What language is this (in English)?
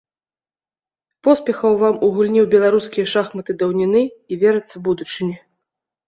Belarusian